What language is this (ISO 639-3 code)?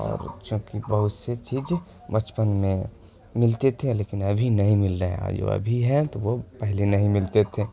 urd